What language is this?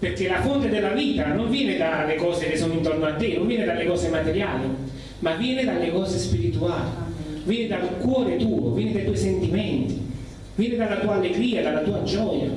Italian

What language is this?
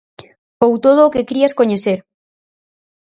Galician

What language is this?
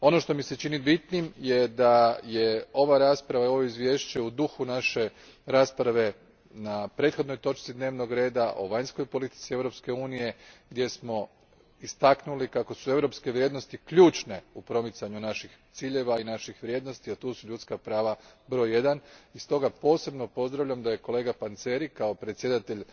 Croatian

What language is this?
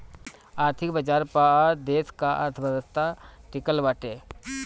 Bhojpuri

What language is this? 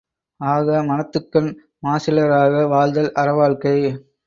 Tamil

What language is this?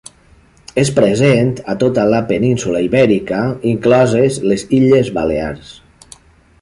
Catalan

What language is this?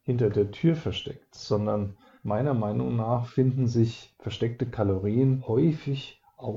German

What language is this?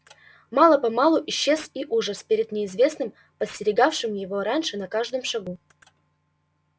Russian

